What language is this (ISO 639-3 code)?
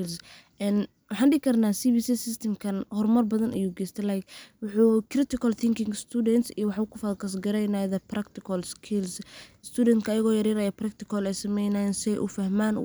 som